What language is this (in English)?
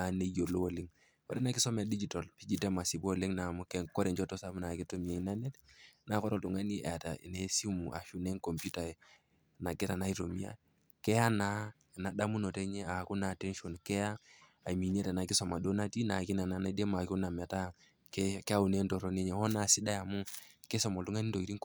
Masai